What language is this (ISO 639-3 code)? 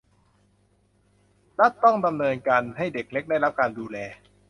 tha